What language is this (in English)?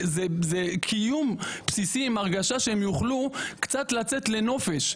Hebrew